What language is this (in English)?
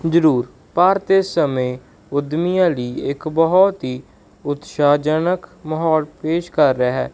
Punjabi